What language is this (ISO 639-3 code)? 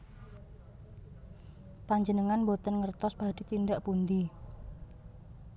jav